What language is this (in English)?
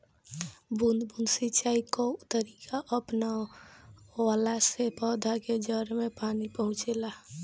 Bhojpuri